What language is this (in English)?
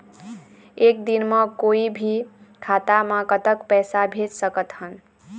Chhattisgarhi